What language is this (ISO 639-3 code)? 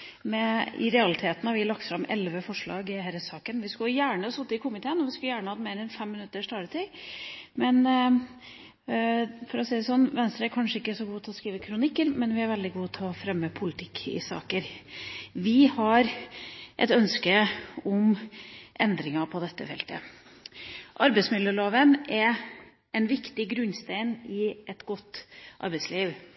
nor